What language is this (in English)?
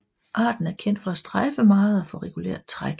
Danish